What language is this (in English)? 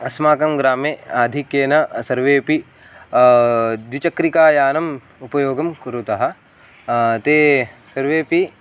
Sanskrit